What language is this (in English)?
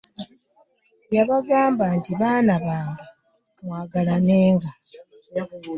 Ganda